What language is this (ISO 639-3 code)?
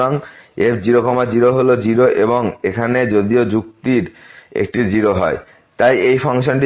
ben